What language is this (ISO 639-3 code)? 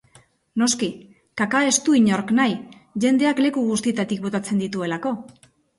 eus